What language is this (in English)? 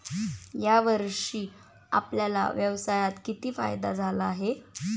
Marathi